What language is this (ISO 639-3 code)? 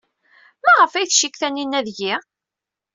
kab